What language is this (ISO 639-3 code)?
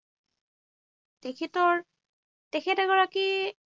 asm